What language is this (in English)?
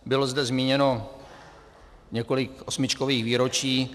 Czech